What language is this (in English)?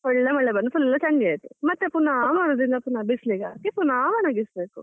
Kannada